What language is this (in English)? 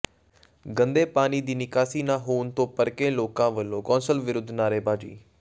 Punjabi